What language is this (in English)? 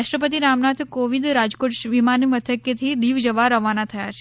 Gujarati